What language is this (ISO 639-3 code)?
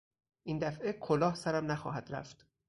fas